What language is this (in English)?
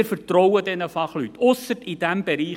Swiss German